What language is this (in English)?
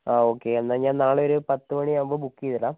Malayalam